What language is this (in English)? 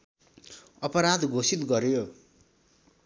Nepali